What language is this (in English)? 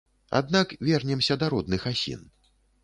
Belarusian